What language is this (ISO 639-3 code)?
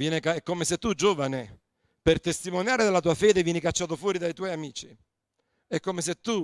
ita